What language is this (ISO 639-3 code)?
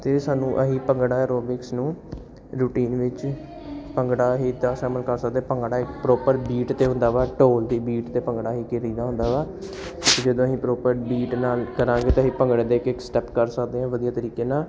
pan